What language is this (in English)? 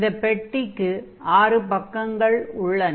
Tamil